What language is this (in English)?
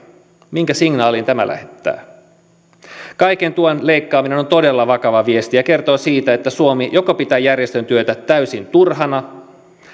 Finnish